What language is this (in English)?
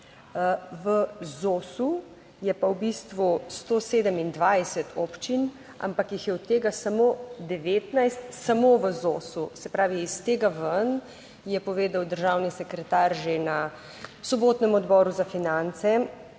Slovenian